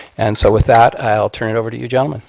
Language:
English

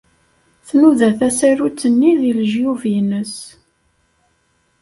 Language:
Kabyle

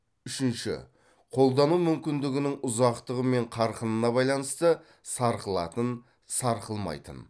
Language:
Kazakh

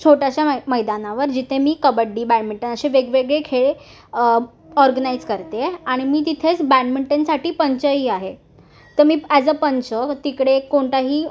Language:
Marathi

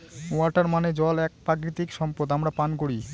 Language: Bangla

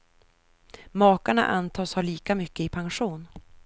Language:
Swedish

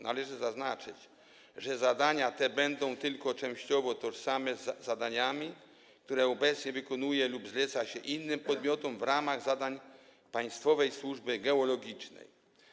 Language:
Polish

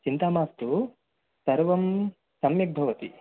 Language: Sanskrit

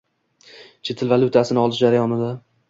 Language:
Uzbek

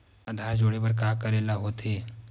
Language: Chhattisgarhi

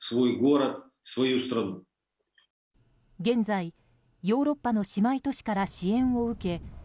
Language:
Japanese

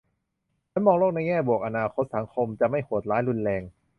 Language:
Thai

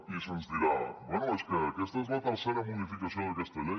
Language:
Catalan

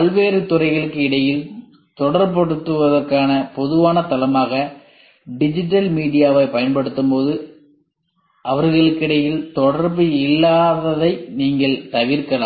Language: Tamil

